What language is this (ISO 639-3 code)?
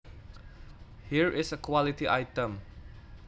jav